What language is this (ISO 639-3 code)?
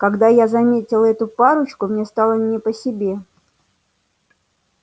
rus